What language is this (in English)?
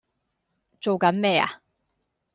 Cantonese